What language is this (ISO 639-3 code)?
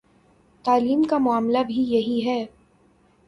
urd